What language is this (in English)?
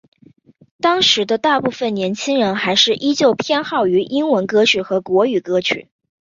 Chinese